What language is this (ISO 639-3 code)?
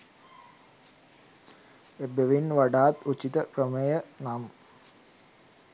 sin